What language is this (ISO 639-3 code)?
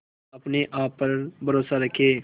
hin